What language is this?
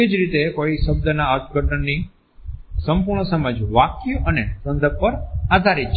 Gujarati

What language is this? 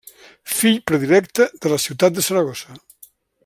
Catalan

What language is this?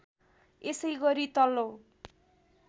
Nepali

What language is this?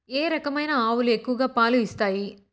Telugu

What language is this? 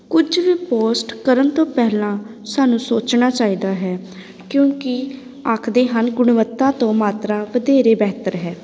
Punjabi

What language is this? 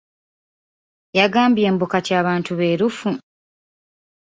Ganda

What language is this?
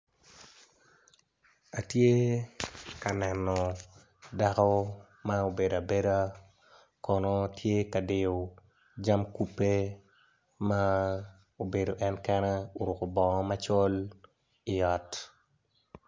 Acoli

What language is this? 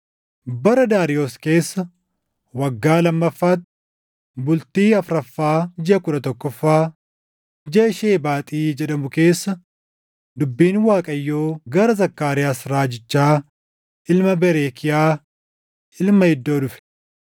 Oromo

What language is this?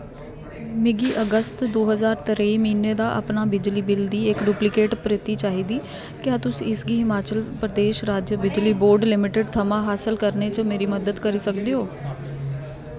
Dogri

